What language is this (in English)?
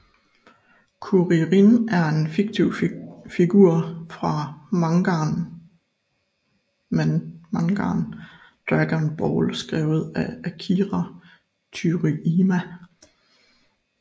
Danish